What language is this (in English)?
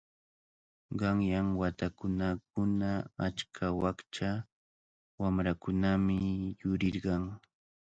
Cajatambo North Lima Quechua